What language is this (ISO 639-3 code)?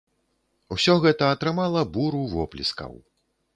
bel